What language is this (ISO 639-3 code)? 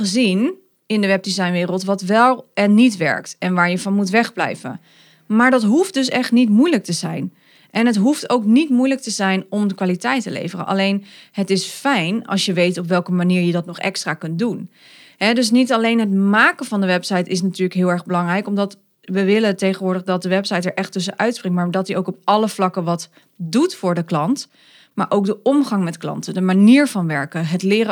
nld